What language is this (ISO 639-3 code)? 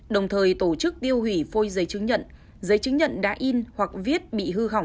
vie